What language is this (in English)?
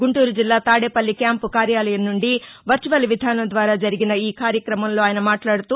Telugu